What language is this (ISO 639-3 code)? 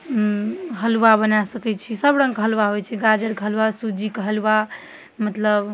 mai